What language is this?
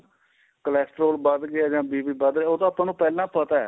Punjabi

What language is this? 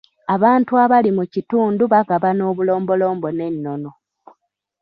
Ganda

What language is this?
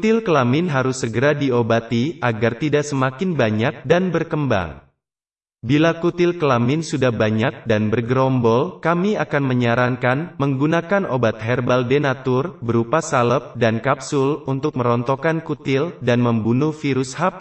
Indonesian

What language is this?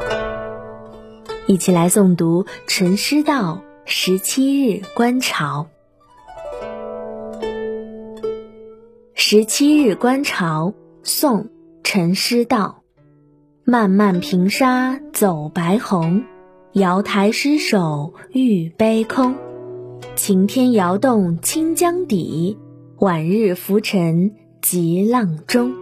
Chinese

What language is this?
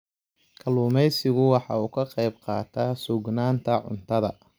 Somali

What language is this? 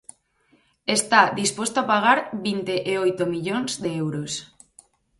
Galician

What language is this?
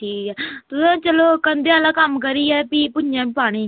Dogri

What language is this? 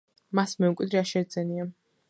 Georgian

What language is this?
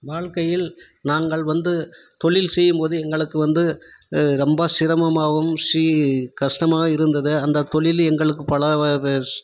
Tamil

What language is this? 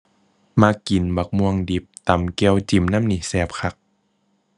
Thai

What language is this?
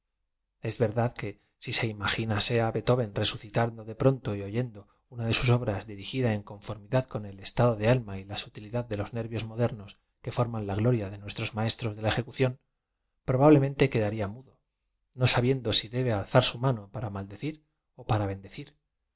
Spanish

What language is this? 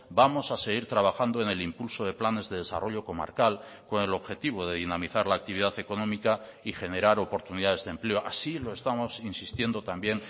Spanish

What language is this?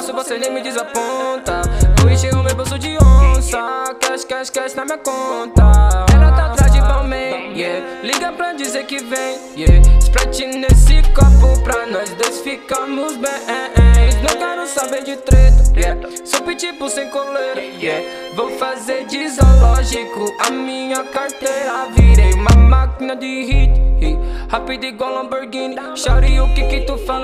Polish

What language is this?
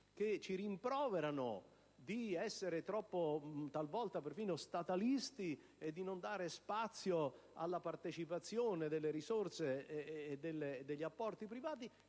Italian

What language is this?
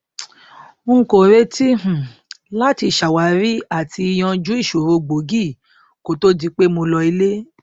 Yoruba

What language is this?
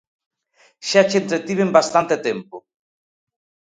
Galician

